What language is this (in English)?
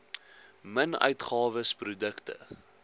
Afrikaans